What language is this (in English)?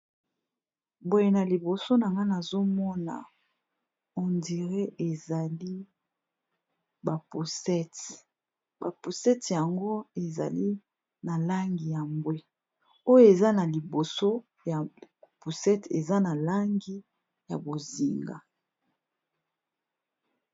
Lingala